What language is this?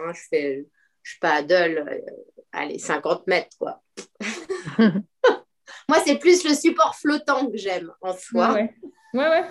French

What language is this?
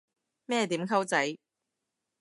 Cantonese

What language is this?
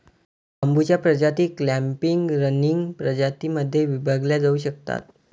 Marathi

